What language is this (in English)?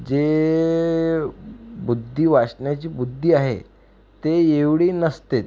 Marathi